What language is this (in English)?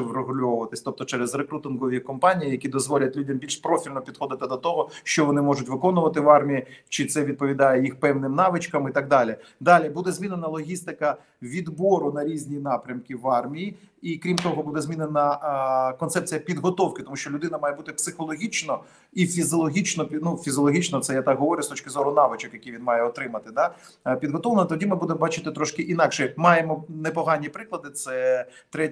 Ukrainian